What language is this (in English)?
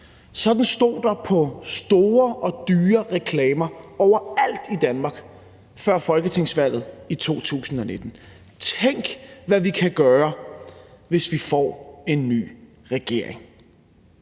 Danish